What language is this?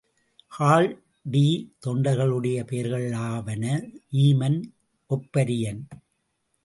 Tamil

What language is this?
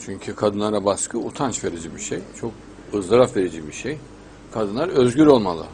Turkish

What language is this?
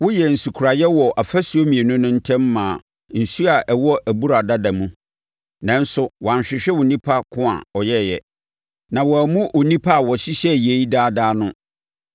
Akan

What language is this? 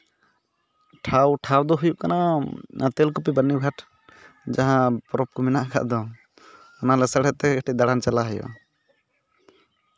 Santali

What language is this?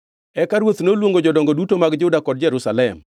Luo (Kenya and Tanzania)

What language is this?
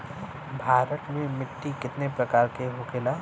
Bhojpuri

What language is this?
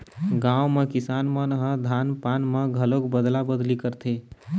Chhattisgarhi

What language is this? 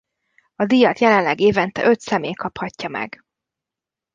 Hungarian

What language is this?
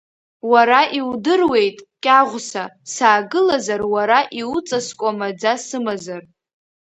Abkhazian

